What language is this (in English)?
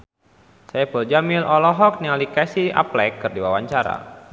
Sundanese